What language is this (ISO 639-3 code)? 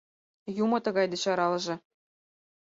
chm